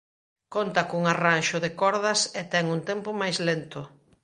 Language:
Galician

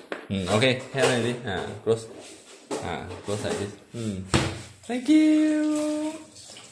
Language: English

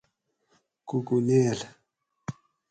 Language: Gawri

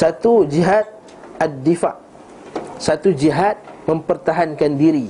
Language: Malay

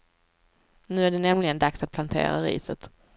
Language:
Swedish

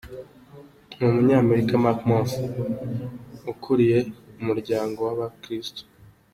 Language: Kinyarwanda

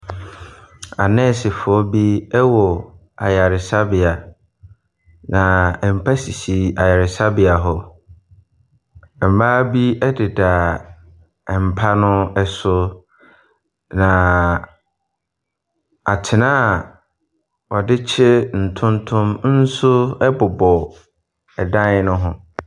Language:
Akan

